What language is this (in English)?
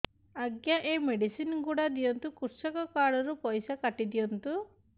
Odia